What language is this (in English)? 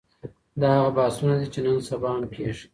Pashto